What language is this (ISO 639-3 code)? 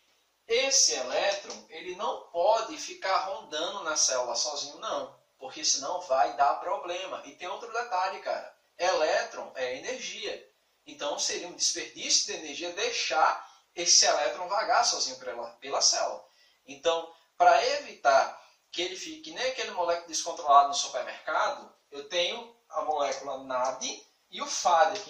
por